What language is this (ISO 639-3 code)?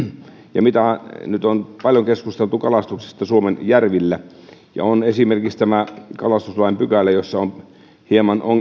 fin